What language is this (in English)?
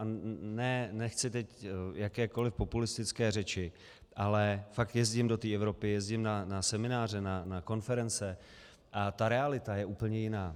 Czech